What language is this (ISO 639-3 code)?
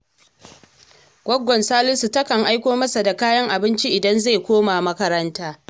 hau